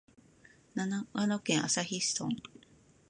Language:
Japanese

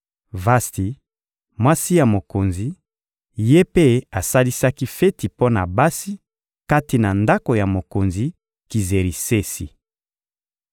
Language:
Lingala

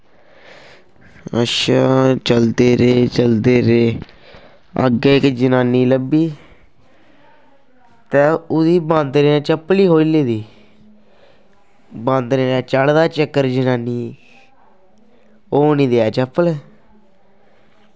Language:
Dogri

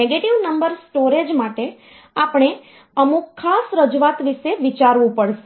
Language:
Gujarati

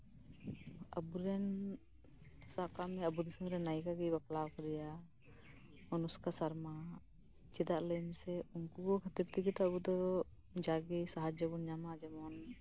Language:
Santali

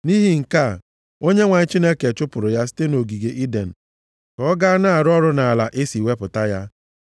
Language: Igbo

